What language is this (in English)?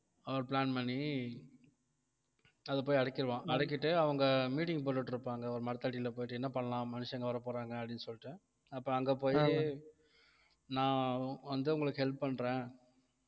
Tamil